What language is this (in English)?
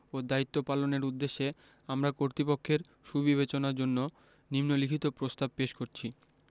Bangla